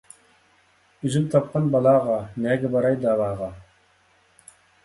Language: Uyghur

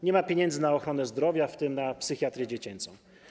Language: Polish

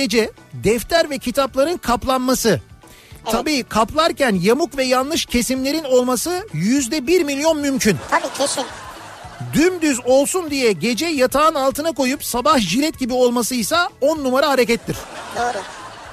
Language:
Turkish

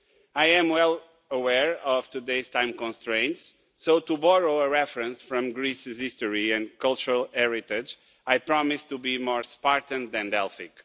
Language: English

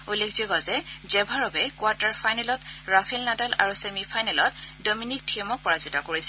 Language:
Assamese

